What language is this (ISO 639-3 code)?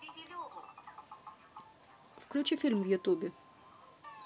rus